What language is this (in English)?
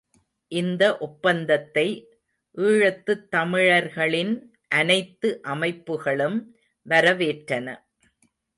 Tamil